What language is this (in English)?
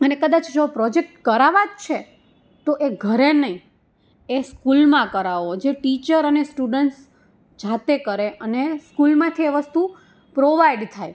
Gujarati